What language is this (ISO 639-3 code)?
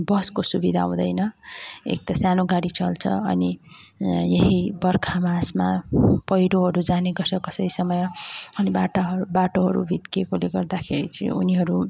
nep